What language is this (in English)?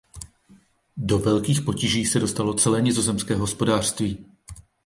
Czech